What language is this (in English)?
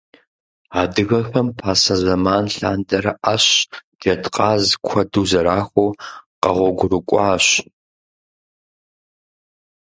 Kabardian